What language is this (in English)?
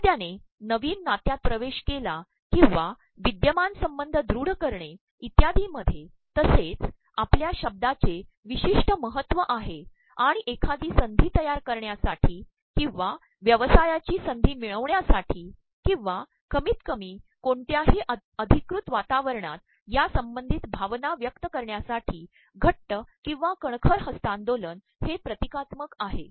Marathi